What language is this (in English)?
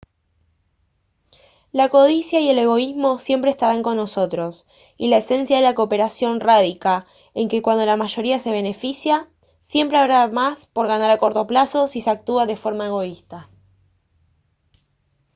Spanish